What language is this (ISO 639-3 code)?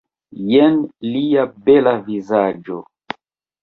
epo